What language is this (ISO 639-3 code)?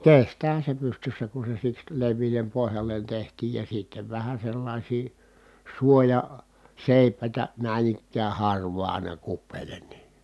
fin